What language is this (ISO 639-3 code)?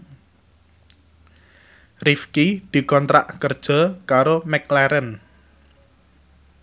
jav